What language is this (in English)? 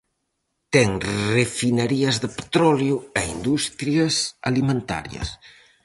Galician